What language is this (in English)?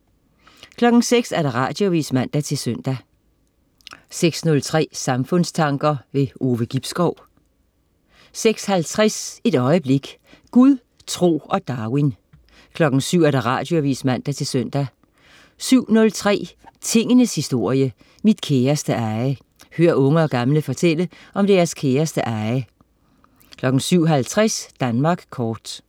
Danish